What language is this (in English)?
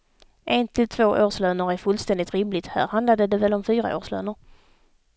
Swedish